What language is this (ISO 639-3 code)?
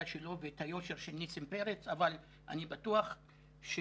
heb